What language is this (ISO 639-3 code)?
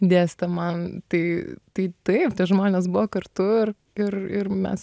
lit